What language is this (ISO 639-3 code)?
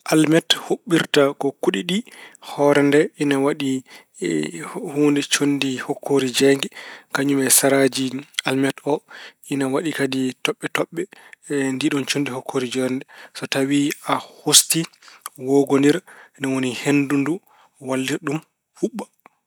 ful